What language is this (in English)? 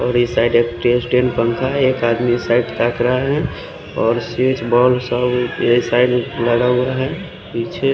Hindi